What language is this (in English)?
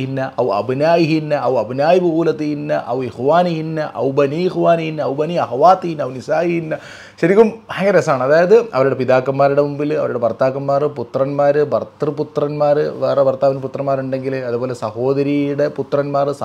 Arabic